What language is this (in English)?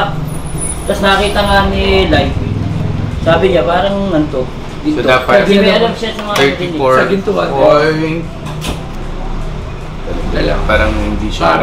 Filipino